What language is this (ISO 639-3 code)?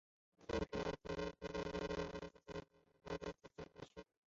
zho